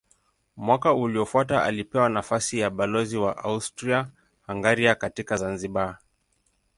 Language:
Swahili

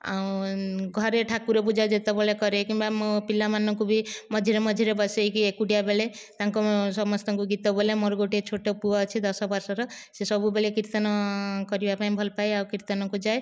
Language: Odia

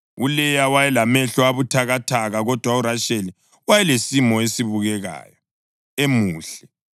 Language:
North Ndebele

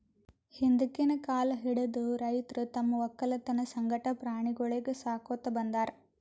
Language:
Kannada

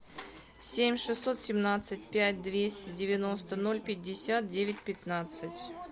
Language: Russian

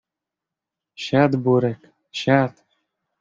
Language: Polish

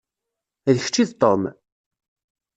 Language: Kabyle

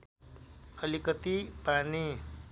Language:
Nepali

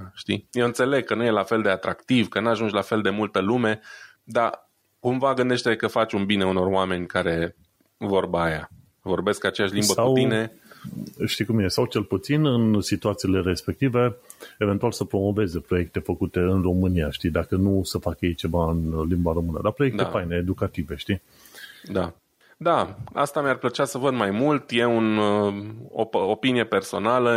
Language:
Romanian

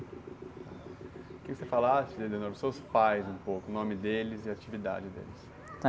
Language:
Portuguese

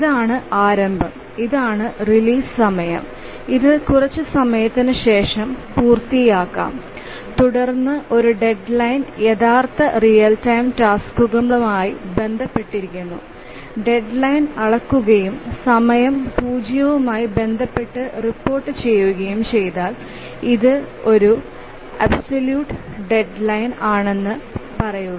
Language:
Malayalam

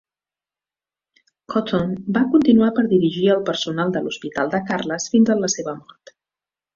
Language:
Catalan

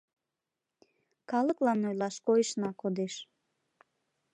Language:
Mari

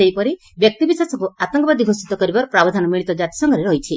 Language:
Odia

